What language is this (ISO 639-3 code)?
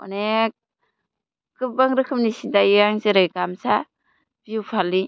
brx